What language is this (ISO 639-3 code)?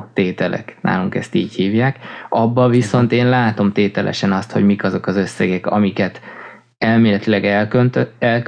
hun